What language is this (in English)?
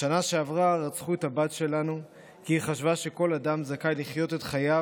Hebrew